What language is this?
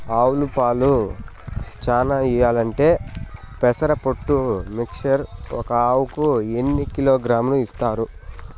Telugu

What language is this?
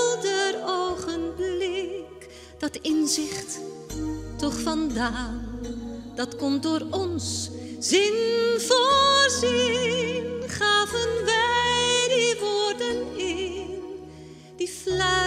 Dutch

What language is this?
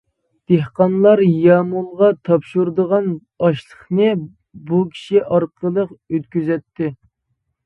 Uyghur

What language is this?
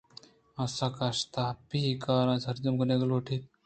Eastern Balochi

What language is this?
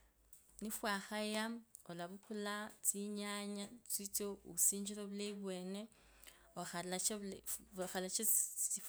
Kabras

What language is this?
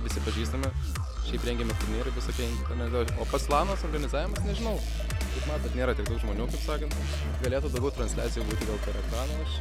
Lithuanian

